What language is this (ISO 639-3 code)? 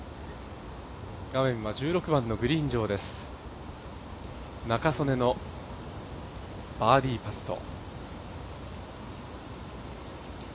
jpn